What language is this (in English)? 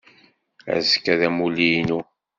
Kabyle